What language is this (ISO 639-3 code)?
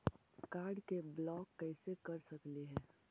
mag